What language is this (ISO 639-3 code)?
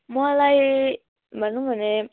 nep